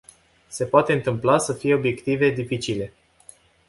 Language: Romanian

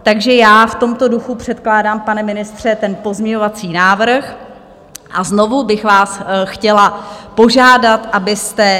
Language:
Czech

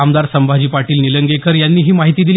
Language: Marathi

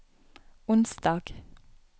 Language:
Norwegian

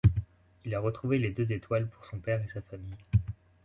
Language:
French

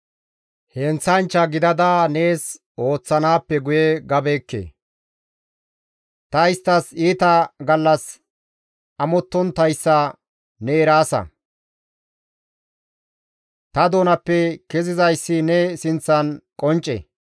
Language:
Gamo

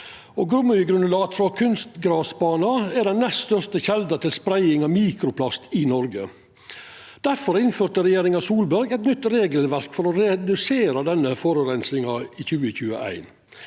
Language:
Norwegian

